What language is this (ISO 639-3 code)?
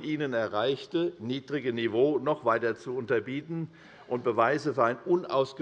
deu